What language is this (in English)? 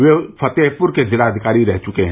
Hindi